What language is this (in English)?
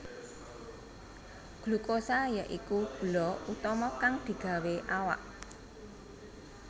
Javanese